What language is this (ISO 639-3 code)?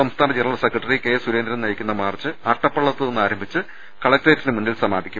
mal